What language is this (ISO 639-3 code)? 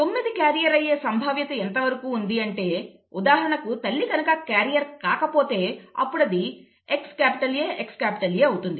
tel